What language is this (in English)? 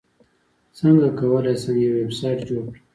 Pashto